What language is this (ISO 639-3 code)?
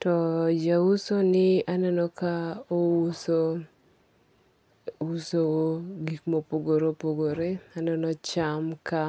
luo